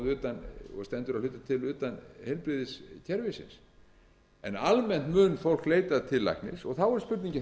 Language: Icelandic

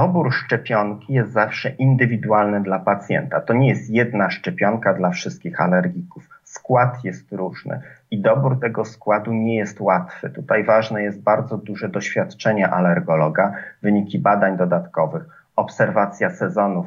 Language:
Polish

